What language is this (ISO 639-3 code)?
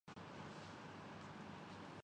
urd